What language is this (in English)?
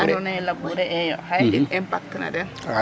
Serer